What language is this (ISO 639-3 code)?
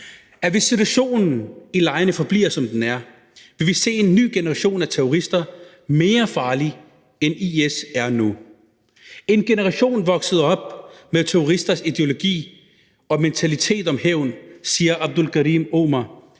dan